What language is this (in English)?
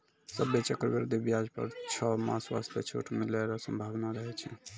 Maithili